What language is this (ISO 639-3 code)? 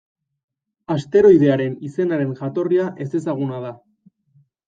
eus